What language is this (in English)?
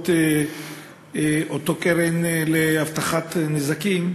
Hebrew